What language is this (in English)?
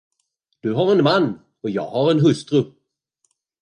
Swedish